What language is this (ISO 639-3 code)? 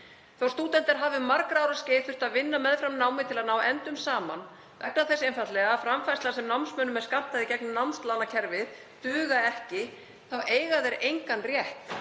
isl